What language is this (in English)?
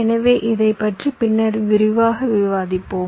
Tamil